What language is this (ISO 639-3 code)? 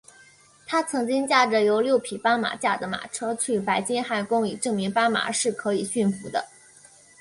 zho